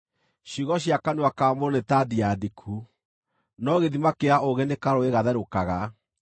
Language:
Kikuyu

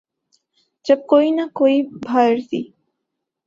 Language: Urdu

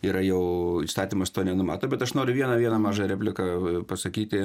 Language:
Lithuanian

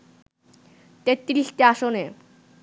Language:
Bangla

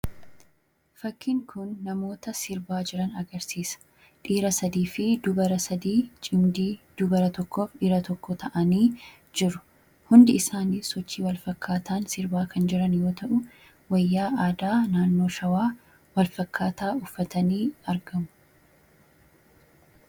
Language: Oromo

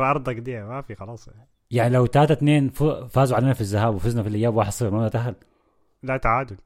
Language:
Arabic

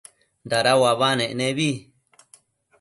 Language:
Matsés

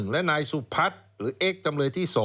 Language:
Thai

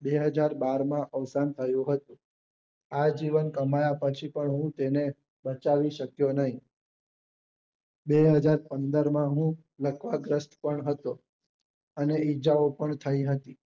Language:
Gujarati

